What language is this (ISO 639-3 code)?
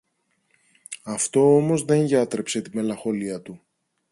ell